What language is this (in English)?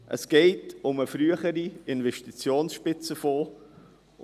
Swiss German